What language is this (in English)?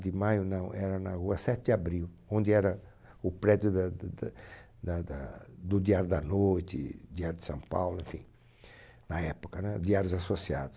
Portuguese